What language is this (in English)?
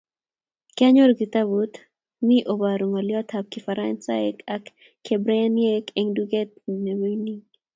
Kalenjin